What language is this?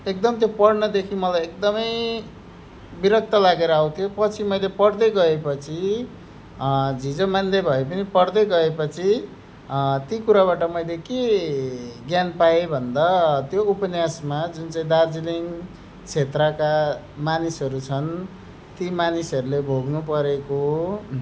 Nepali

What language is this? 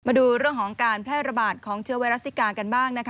Thai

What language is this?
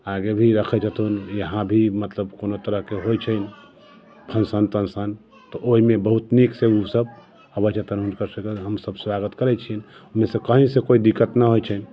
Maithili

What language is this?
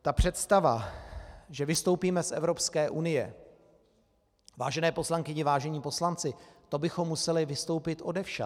Czech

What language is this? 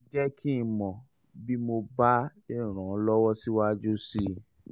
Yoruba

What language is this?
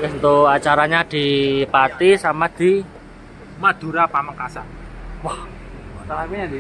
Indonesian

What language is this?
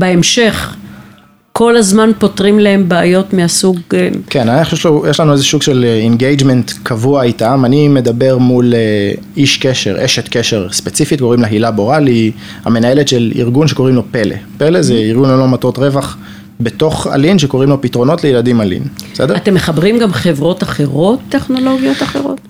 Hebrew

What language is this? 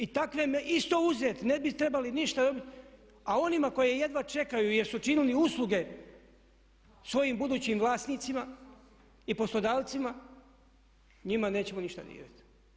Croatian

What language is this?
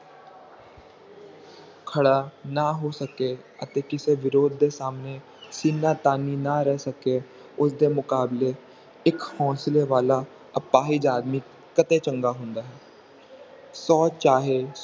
Punjabi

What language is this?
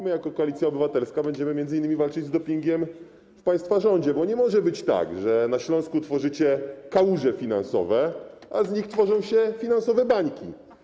Polish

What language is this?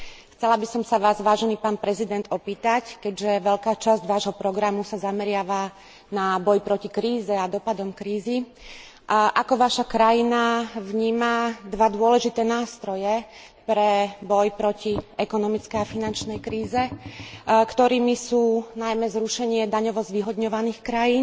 Slovak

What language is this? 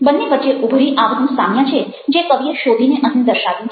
Gujarati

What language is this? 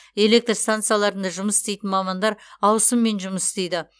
Kazakh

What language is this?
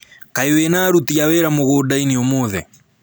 Kikuyu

